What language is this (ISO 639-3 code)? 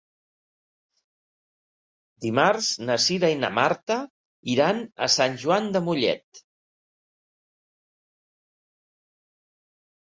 cat